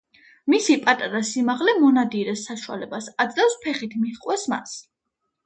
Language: Georgian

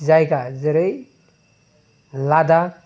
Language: Bodo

